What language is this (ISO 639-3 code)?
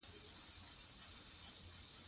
pus